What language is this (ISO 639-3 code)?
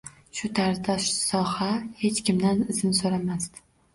uzb